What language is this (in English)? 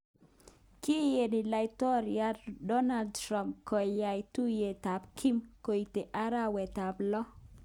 Kalenjin